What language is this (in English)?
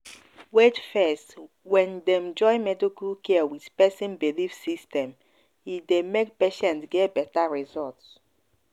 Nigerian Pidgin